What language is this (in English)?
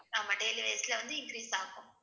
Tamil